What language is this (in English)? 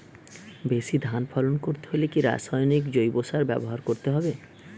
Bangla